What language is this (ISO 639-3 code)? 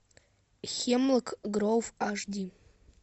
rus